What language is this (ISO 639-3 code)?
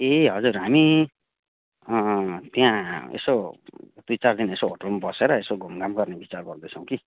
nep